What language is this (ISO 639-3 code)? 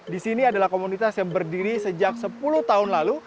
ind